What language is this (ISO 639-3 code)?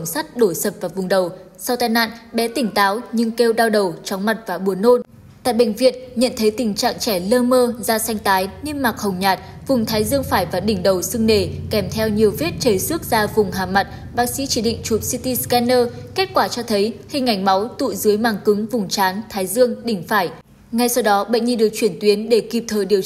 vie